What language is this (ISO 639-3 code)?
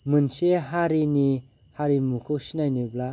brx